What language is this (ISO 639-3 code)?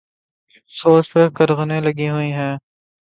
urd